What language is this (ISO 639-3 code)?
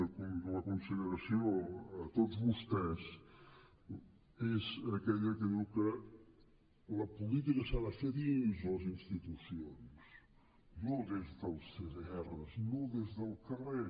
cat